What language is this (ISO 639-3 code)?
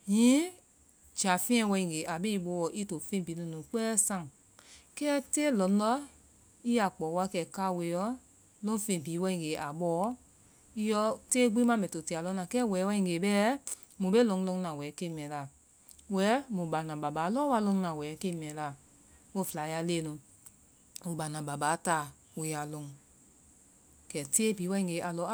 vai